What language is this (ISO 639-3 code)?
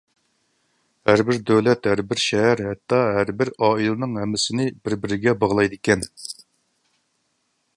uig